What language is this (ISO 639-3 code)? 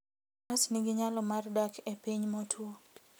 luo